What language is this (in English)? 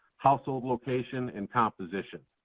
English